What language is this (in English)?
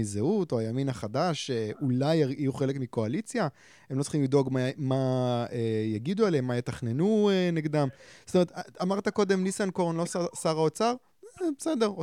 Hebrew